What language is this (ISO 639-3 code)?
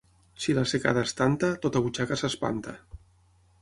cat